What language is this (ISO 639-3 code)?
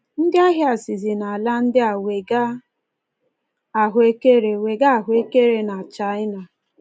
ibo